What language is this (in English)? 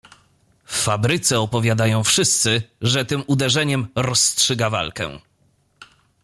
Polish